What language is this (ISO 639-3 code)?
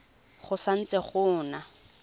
tsn